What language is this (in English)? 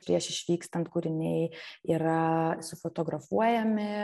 Lithuanian